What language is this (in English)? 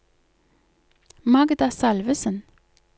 Norwegian